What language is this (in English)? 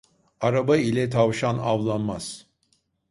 Turkish